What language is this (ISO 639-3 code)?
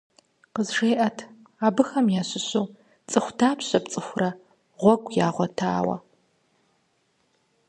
kbd